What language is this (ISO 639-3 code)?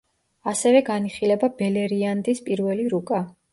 kat